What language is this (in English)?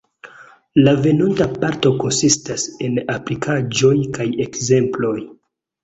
Esperanto